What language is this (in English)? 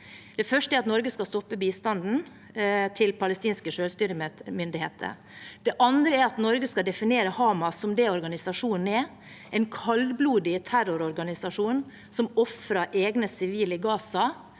Norwegian